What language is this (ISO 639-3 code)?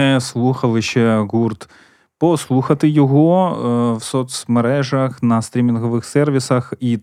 ukr